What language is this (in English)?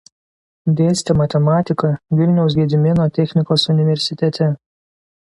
Lithuanian